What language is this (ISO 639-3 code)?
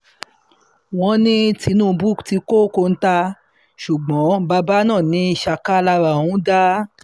yor